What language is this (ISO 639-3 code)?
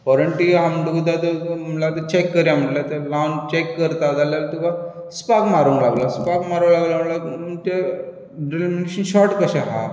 kok